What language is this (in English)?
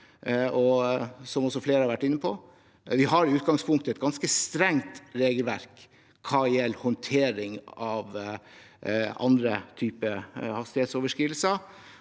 Norwegian